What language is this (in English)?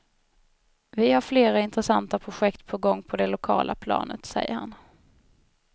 Swedish